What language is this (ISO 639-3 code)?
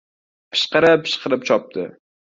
uzb